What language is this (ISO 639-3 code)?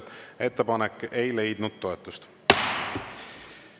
est